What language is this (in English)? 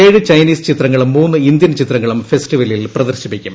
Malayalam